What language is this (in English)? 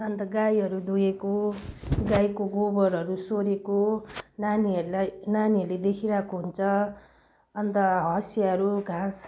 Nepali